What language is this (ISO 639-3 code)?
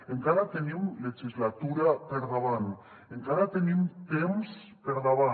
cat